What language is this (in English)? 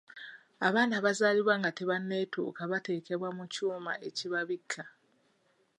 Ganda